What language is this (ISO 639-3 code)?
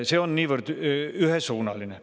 est